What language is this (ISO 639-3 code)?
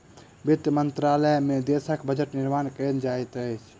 mai